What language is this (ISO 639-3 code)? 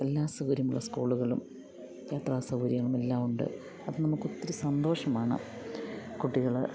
mal